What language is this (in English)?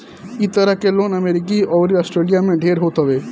Bhojpuri